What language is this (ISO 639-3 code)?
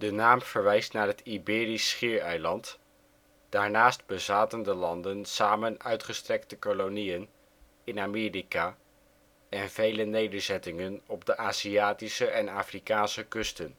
nld